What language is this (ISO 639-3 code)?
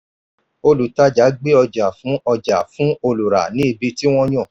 yor